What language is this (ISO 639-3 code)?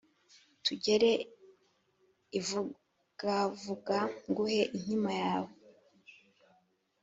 kin